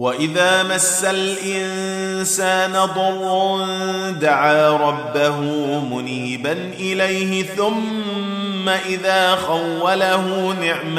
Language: Arabic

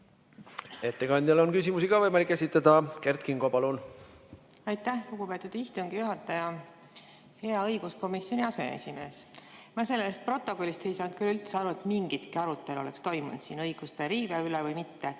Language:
Estonian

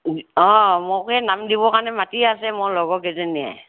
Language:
Assamese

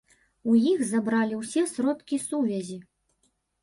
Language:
Belarusian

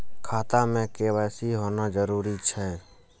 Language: Maithili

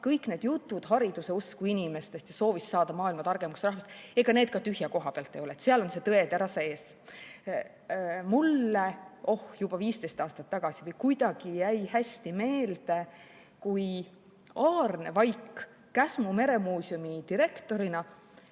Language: Estonian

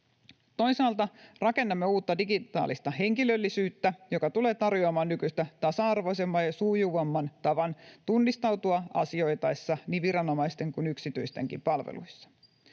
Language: Finnish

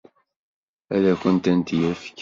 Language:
Kabyle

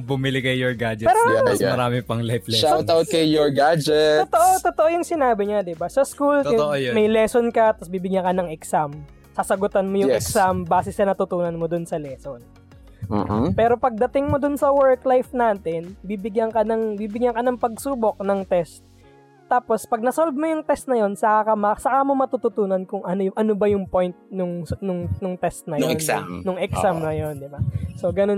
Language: Filipino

